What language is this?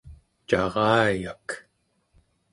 Central Yupik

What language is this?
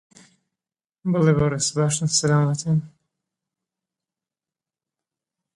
Central Kurdish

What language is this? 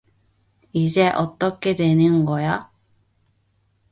Korean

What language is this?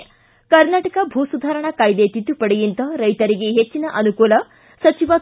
Kannada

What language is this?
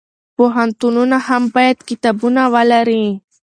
Pashto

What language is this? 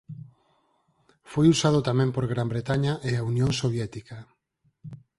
Galician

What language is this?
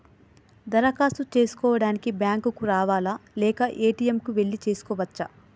Telugu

